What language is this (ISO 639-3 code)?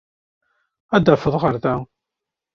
kab